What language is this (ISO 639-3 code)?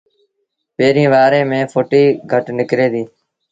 sbn